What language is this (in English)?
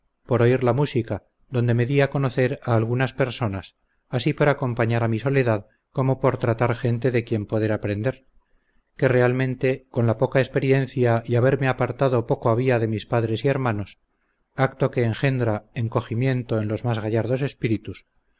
Spanish